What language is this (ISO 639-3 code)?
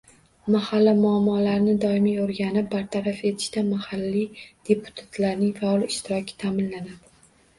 uzb